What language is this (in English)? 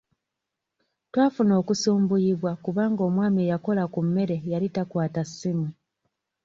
Ganda